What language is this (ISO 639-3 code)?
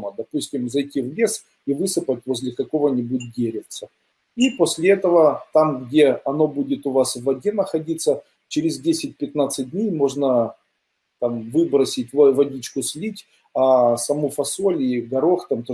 rus